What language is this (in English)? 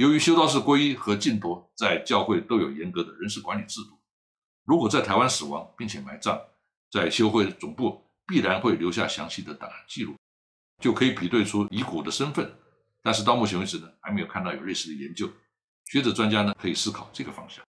Chinese